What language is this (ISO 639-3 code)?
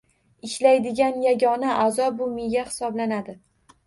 uzb